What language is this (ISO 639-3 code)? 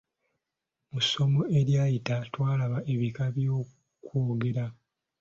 lug